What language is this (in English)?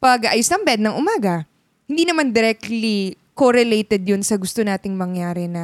Filipino